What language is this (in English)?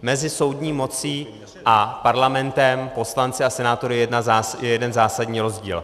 Czech